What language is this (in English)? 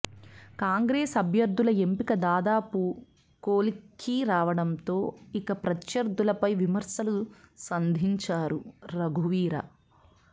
Telugu